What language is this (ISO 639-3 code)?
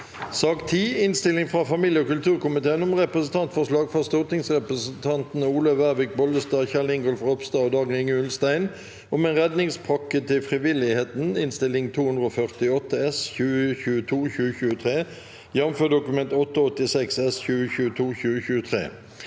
nor